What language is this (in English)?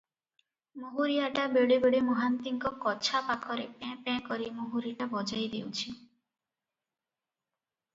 Odia